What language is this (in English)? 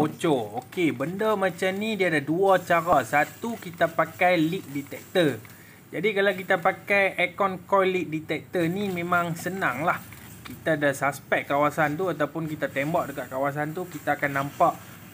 Malay